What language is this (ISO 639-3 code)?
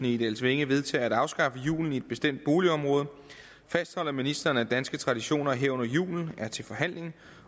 dan